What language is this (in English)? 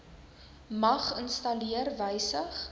Afrikaans